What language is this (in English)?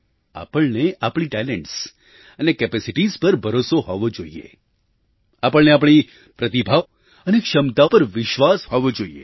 Gujarati